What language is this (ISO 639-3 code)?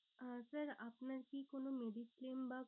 ben